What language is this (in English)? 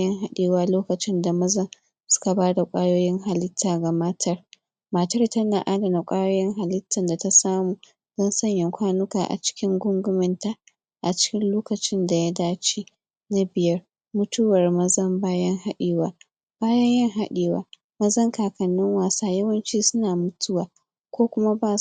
Hausa